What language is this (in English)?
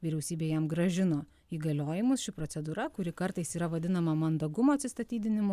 Lithuanian